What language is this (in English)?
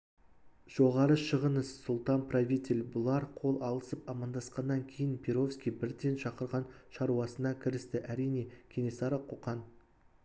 Kazakh